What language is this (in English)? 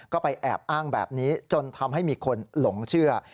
Thai